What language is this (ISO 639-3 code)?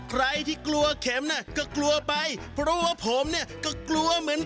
tha